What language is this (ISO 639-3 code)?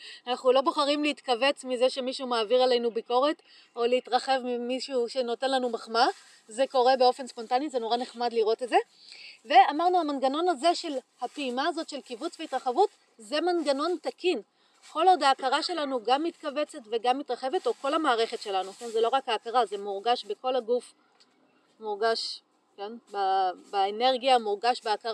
heb